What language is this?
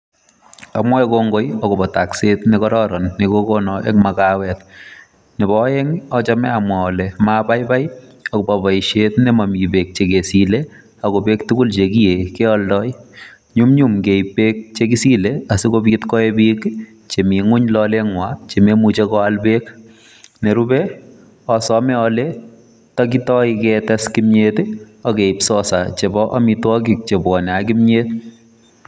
Kalenjin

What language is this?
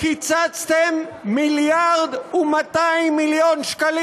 Hebrew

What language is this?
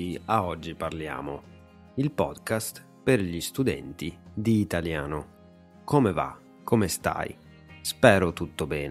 Italian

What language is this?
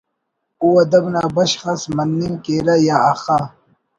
Brahui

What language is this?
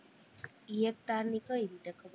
Gujarati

